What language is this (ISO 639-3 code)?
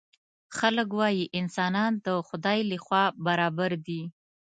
pus